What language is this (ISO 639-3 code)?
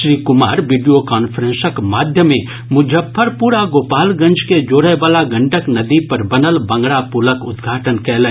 mai